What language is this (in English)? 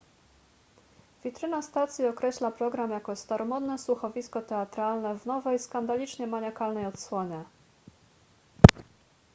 Polish